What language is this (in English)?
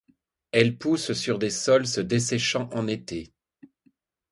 French